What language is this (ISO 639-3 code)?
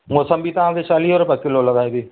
snd